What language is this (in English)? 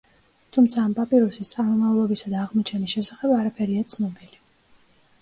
Georgian